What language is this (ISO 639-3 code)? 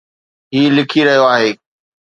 snd